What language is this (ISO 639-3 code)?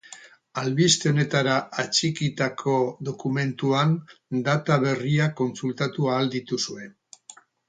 eus